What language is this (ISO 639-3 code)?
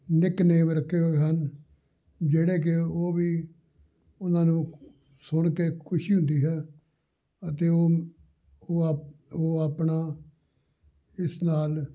pan